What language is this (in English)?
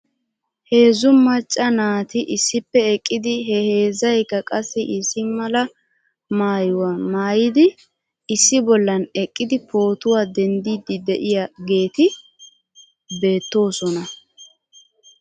Wolaytta